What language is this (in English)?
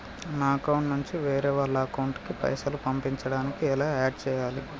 Telugu